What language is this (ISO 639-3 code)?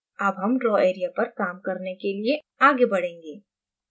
hin